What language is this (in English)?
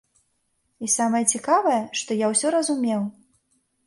Belarusian